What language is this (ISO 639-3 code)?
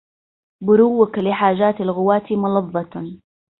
ara